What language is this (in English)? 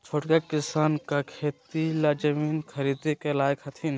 Magahi